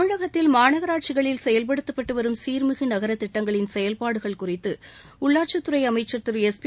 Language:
Tamil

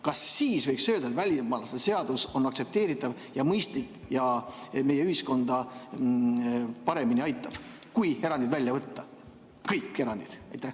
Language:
Estonian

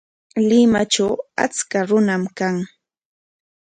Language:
Corongo Ancash Quechua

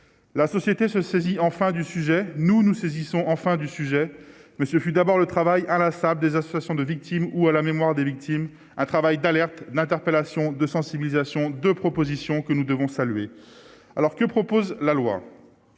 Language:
French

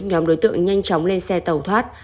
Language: Vietnamese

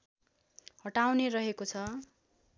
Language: Nepali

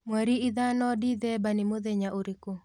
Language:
Kikuyu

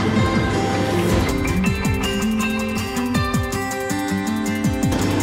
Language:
Spanish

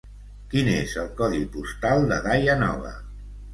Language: Catalan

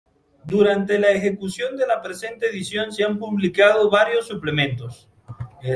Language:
Spanish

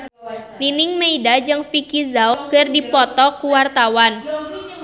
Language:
Sundanese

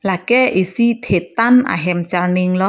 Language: Karbi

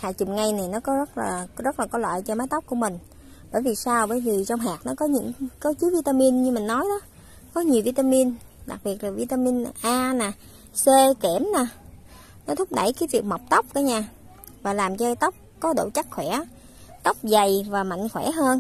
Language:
Vietnamese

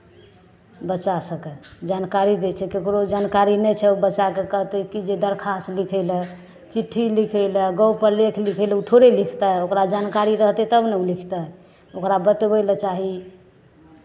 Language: Maithili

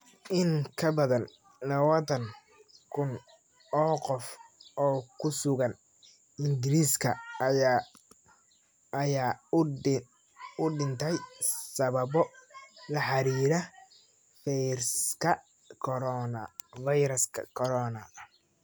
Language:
Somali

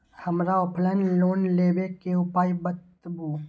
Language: Maithili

